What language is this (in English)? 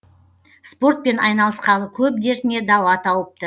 Kazakh